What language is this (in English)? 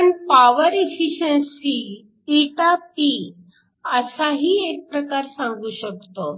Marathi